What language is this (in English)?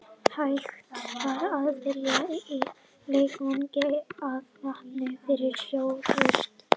Icelandic